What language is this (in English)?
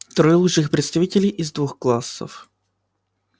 Russian